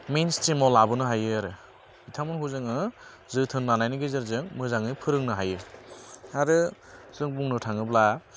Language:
Bodo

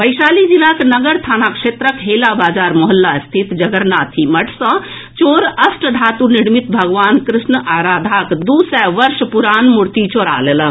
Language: Maithili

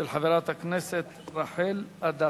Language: Hebrew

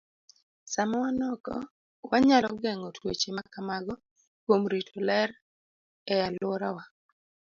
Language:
Luo (Kenya and Tanzania)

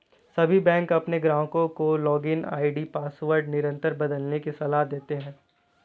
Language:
Hindi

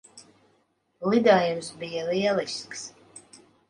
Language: Latvian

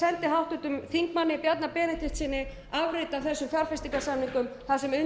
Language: Icelandic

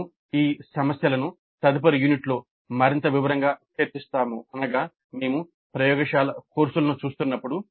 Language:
Telugu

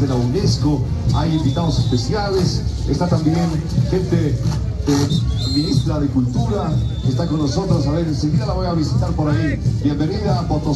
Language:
Spanish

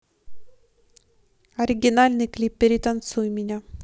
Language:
Russian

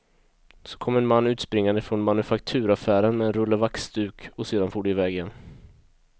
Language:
Swedish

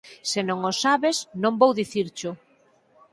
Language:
Galician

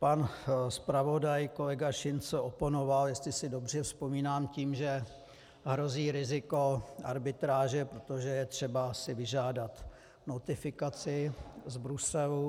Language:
Czech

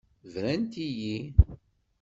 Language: Kabyle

